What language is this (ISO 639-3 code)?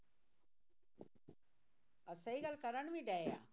pan